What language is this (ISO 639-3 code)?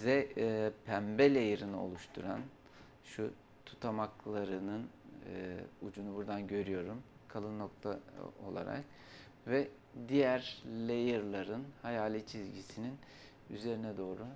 tur